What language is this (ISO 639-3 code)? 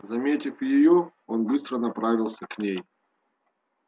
rus